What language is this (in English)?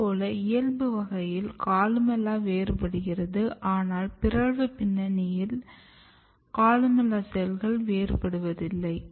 Tamil